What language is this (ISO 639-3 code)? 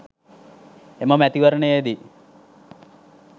sin